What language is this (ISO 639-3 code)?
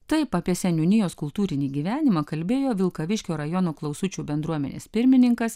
lit